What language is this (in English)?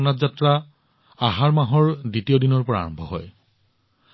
Assamese